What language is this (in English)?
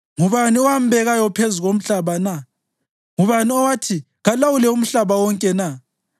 North Ndebele